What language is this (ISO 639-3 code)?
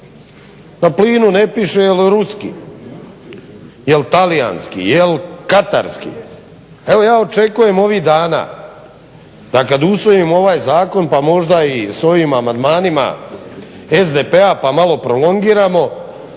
hrv